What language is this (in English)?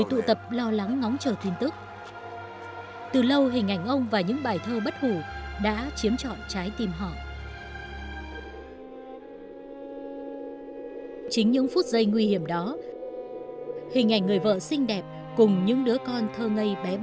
Vietnamese